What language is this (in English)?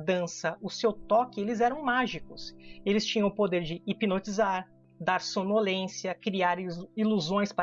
Portuguese